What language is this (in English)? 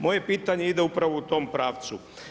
Croatian